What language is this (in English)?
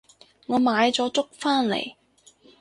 Cantonese